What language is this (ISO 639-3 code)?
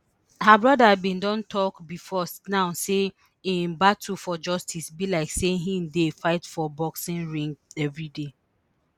pcm